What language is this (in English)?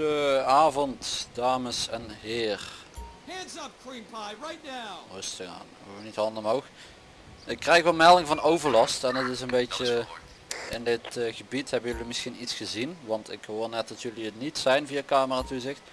Dutch